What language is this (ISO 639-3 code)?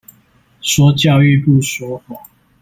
zho